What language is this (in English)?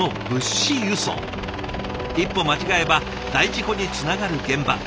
Japanese